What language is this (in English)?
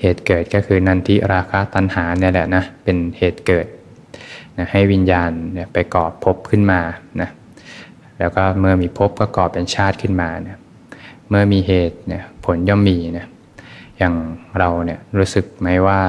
Thai